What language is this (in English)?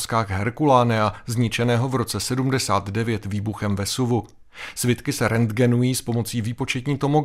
Czech